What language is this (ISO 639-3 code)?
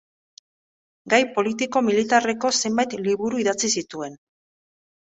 eus